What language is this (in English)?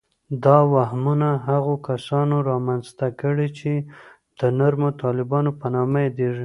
Pashto